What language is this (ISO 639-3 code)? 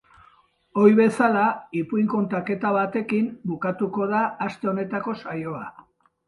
eus